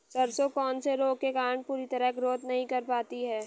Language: Hindi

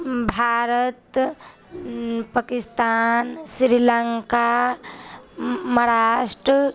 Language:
Maithili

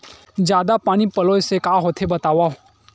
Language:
Chhattisgarhi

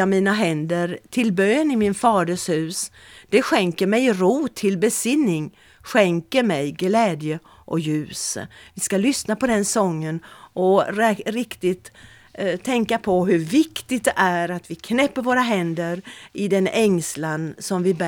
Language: Swedish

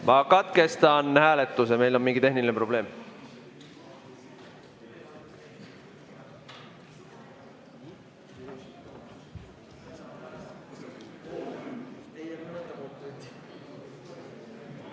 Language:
Estonian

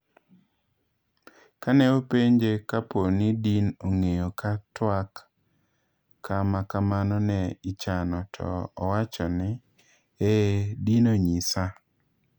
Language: Luo (Kenya and Tanzania)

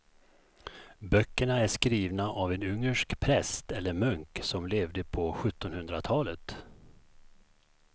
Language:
Swedish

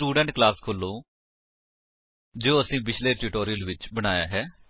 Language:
Punjabi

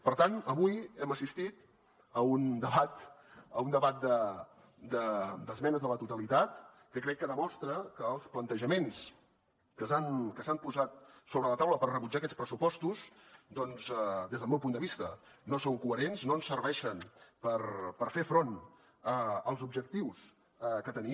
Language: Catalan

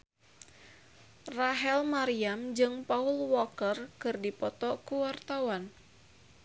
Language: Sundanese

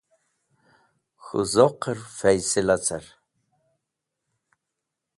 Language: Wakhi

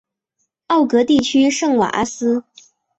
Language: Chinese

